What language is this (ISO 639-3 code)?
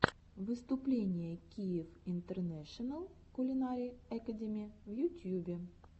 rus